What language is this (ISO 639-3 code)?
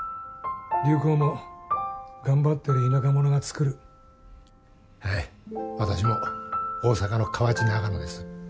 jpn